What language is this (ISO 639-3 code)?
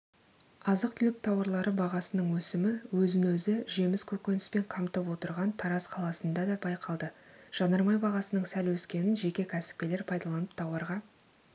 kaz